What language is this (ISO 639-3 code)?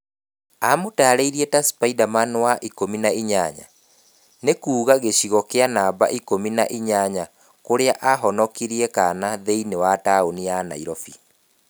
kik